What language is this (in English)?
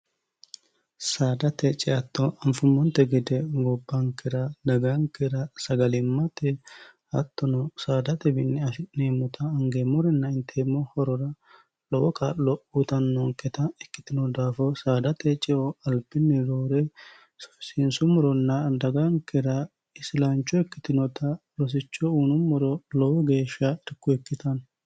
Sidamo